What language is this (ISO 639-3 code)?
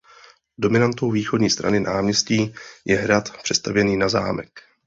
ces